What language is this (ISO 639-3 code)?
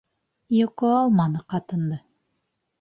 bak